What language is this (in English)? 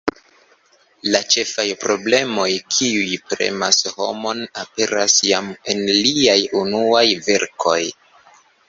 Esperanto